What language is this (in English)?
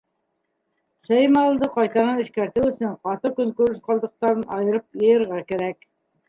Bashkir